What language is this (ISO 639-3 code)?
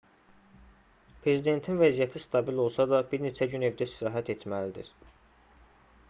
aze